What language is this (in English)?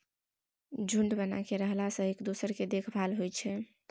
Maithili